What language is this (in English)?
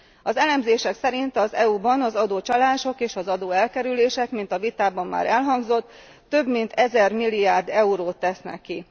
Hungarian